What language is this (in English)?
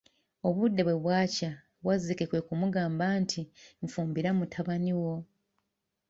Ganda